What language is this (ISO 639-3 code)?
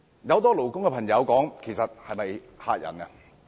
yue